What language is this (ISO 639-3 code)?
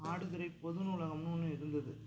tam